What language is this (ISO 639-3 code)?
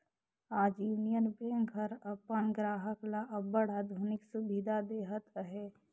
hne